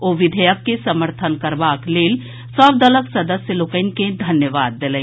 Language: Maithili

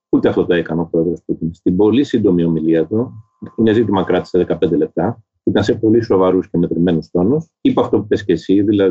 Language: Greek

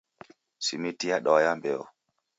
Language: Taita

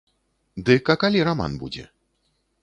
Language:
Belarusian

